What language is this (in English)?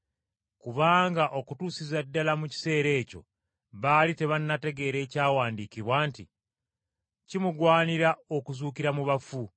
Ganda